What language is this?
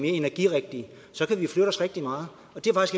Danish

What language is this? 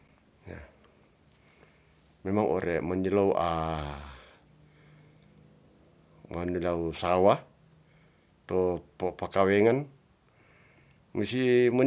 Ratahan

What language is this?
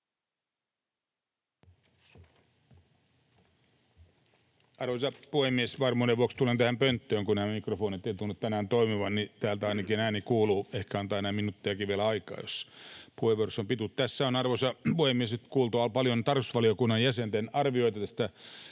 Finnish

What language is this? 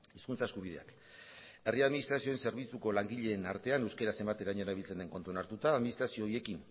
Basque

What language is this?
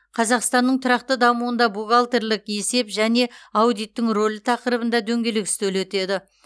Kazakh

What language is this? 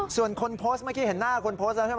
Thai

